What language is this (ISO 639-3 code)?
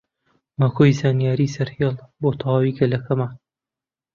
ckb